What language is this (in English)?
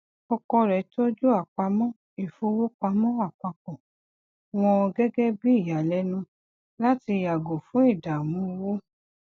Yoruba